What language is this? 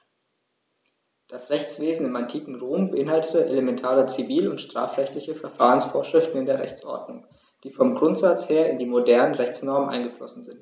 German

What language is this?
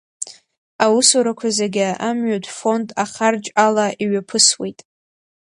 Abkhazian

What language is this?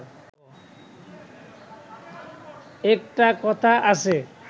Bangla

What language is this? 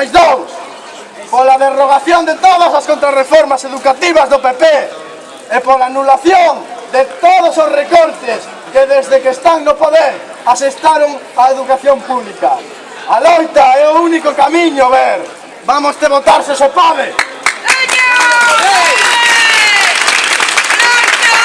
Spanish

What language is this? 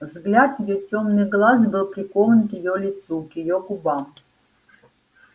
Russian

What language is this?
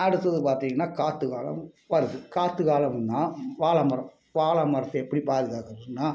Tamil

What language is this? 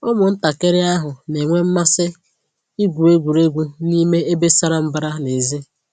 Igbo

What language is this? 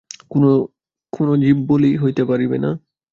Bangla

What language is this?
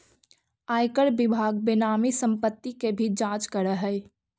Magahi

